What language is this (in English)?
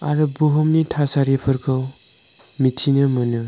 Bodo